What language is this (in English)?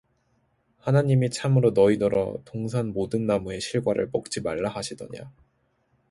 Korean